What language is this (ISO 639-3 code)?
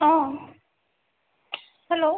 asm